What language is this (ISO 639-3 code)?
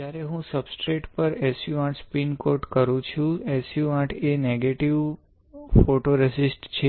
guj